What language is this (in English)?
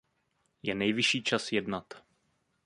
Czech